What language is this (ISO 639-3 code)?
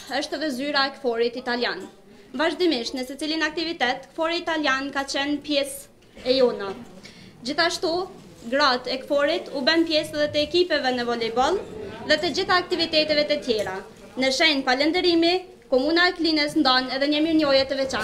ron